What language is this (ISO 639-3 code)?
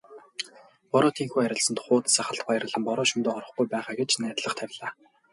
mon